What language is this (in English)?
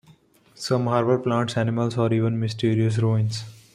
English